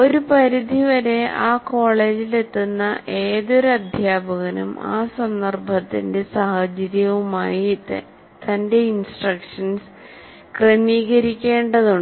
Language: Malayalam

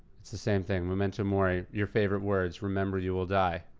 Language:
English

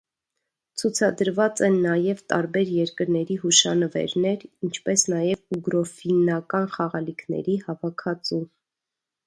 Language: Armenian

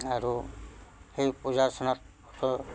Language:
Assamese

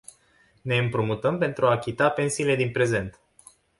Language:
Romanian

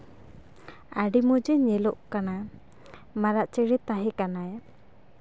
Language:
Santali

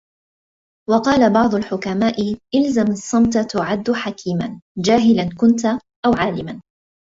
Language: Arabic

